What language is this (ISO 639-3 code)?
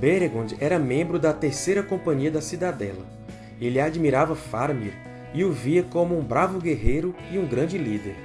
por